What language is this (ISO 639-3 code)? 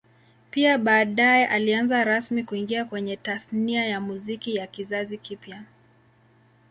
swa